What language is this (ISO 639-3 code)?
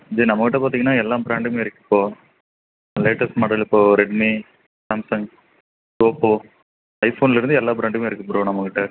tam